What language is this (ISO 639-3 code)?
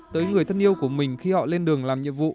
vie